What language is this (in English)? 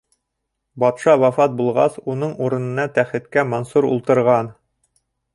Bashkir